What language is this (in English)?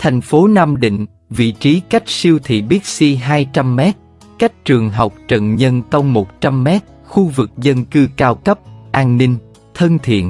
Vietnamese